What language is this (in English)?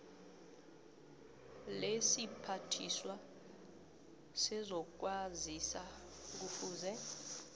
South Ndebele